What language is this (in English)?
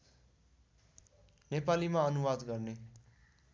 Nepali